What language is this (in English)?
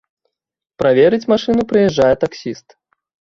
Belarusian